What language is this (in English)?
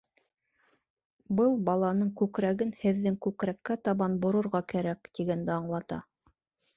Bashkir